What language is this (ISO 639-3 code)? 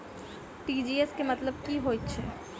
mai